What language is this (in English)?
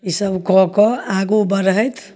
Maithili